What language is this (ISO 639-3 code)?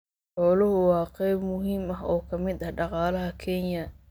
som